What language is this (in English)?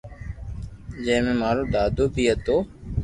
Loarki